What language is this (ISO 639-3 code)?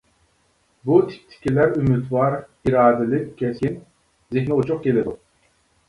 uig